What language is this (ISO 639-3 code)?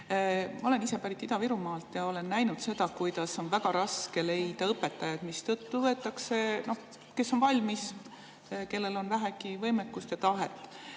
est